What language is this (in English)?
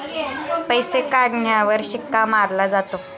Marathi